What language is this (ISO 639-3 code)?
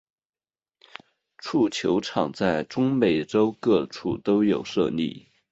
zho